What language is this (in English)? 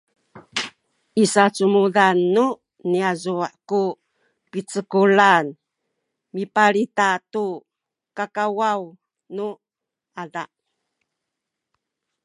Sakizaya